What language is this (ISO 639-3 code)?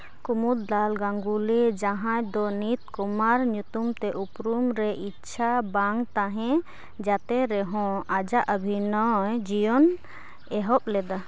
sat